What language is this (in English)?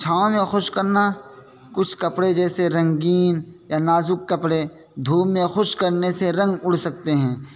Urdu